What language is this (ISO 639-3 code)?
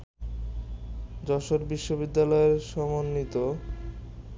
ben